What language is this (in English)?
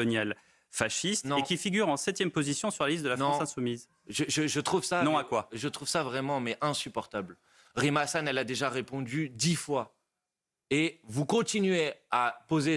French